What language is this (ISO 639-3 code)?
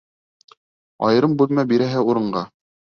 bak